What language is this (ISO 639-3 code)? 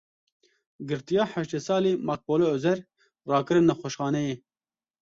kur